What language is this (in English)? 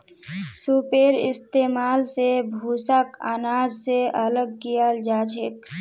Magahi